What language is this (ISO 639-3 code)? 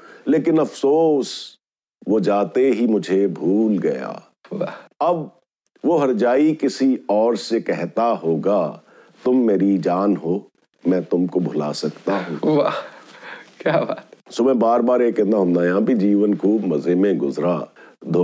pan